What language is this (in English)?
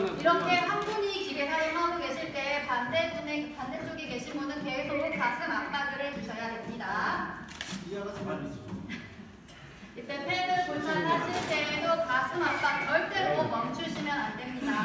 Korean